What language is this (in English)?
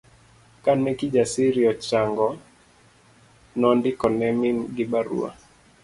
Luo (Kenya and Tanzania)